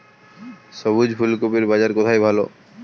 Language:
Bangla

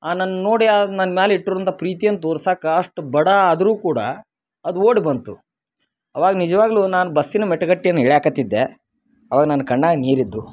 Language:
Kannada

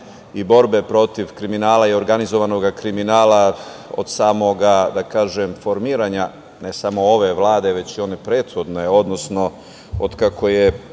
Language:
Serbian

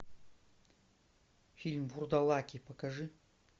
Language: Russian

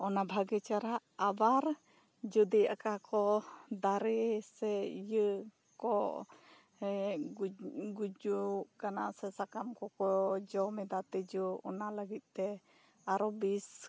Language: Santali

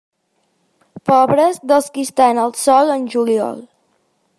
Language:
Catalan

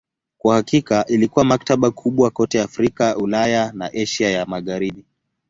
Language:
Swahili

